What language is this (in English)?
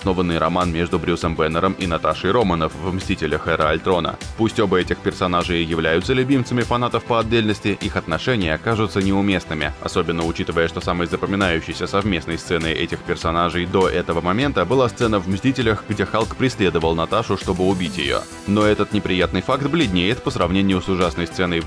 Russian